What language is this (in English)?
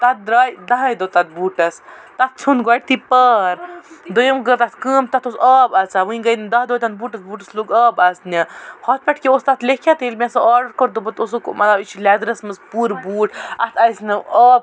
Kashmiri